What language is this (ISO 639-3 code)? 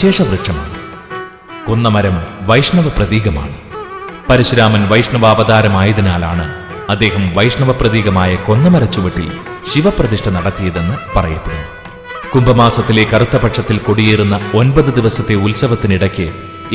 mal